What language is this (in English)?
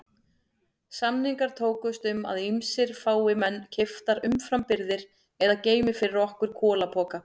Icelandic